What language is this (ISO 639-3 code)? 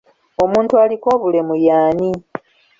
lug